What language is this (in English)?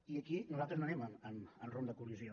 Catalan